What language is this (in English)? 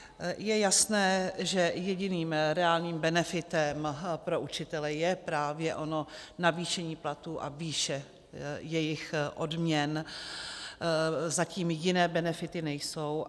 Czech